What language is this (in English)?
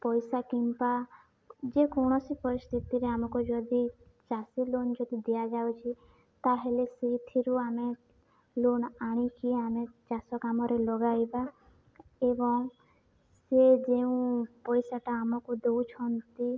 Odia